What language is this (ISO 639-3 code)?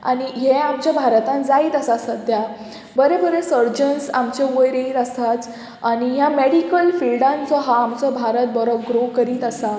kok